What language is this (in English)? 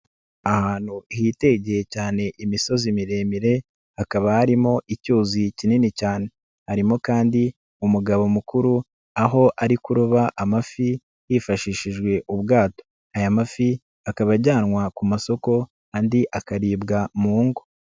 Kinyarwanda